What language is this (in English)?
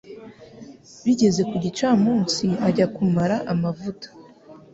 Kinyarwanda